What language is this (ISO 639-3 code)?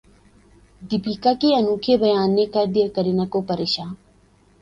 urd